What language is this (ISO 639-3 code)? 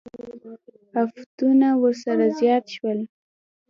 pus